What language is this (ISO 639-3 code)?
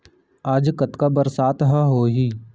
hne